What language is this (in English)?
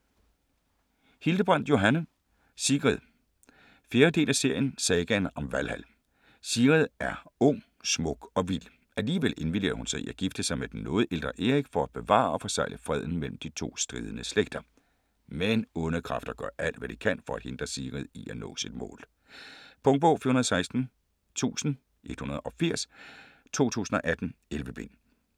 Danish